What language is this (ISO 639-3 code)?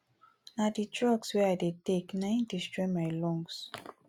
pcm